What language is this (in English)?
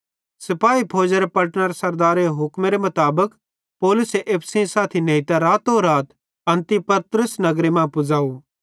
Bhadrawahi